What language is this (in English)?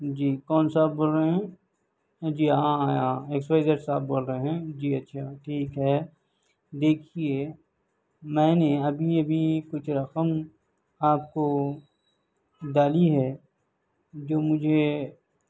Urdu